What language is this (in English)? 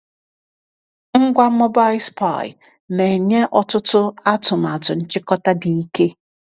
Igbo